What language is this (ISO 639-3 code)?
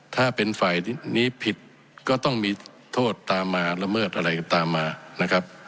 tha